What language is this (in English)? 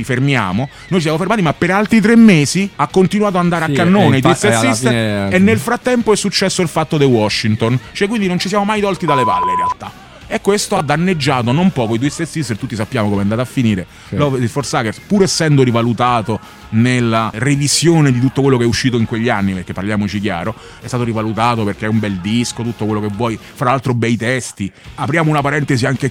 Italian